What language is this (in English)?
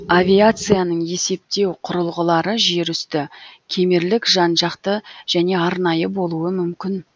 Kazakh